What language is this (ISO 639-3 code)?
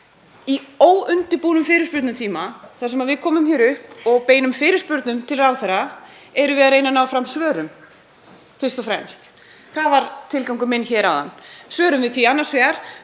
isl